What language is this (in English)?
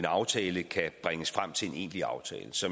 Danish